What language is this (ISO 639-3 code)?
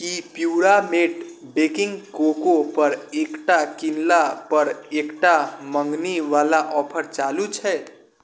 mai